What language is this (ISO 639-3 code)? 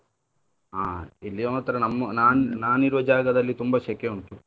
kan